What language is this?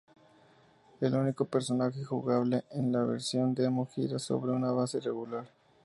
Spanish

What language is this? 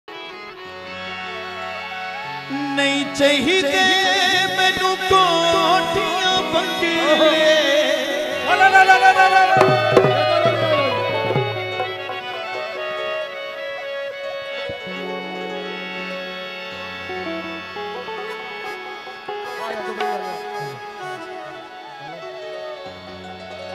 Arabic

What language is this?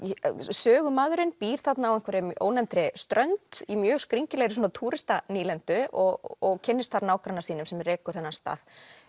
Icelandic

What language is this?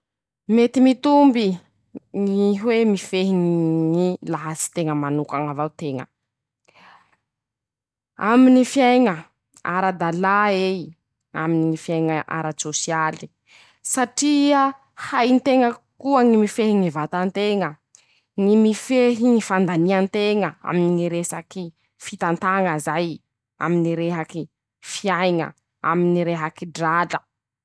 Masikoro Malagasy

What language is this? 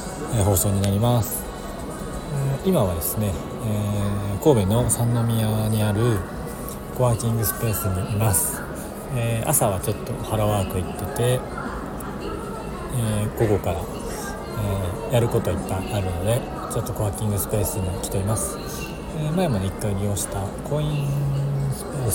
Japanese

